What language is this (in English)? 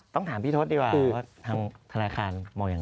Thai